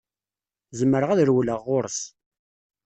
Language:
Kabyle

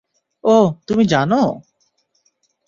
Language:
Bangla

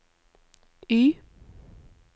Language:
Norwegian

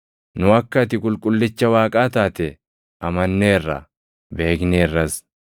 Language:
Oromo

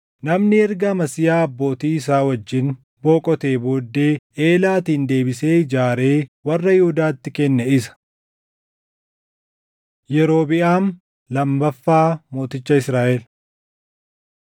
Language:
Oromo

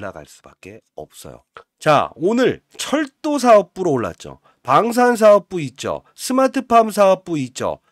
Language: Korean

